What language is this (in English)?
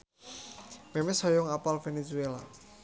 Sundanese